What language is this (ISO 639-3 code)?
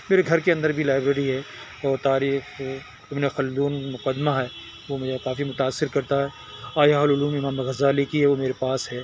urd